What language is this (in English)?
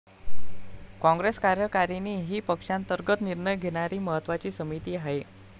Marathi